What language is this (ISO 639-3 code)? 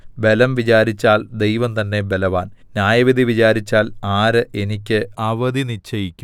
mal